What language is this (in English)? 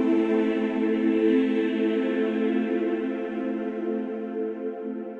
Bulgarian